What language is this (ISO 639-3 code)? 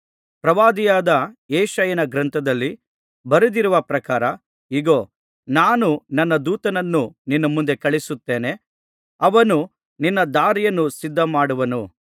kan